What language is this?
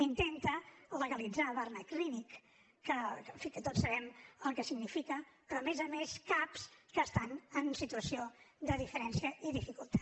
Catalan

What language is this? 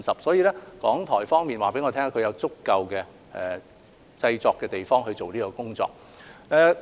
Cantonese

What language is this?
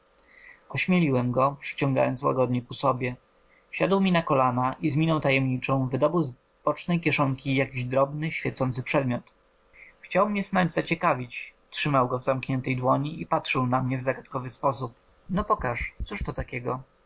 Polish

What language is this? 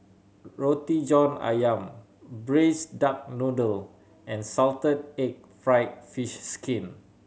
English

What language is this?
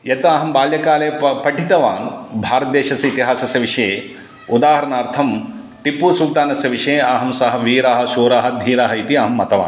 Sanskrit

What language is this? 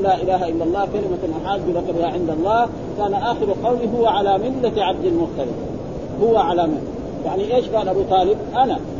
Arabic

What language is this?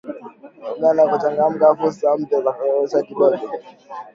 Swahili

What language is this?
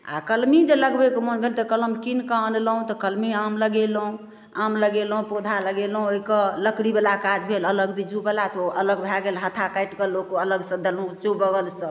Maithili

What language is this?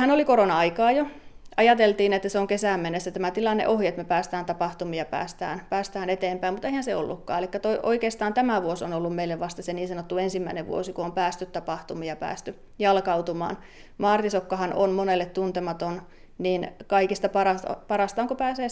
Finnish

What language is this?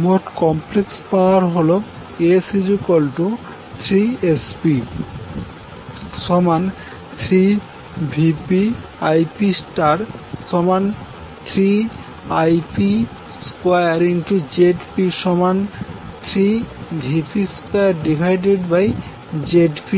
Bangla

